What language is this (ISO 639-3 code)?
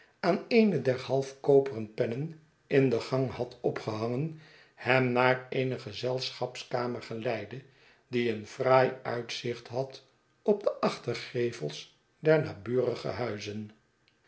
nld